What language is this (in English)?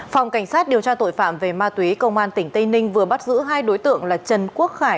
Vietnamese